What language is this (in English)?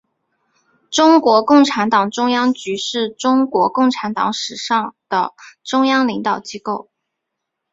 Chinese